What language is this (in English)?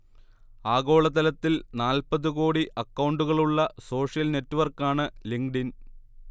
Malayalam